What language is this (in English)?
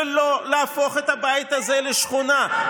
Hebrew